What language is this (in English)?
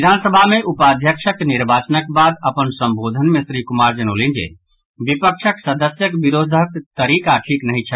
Maithili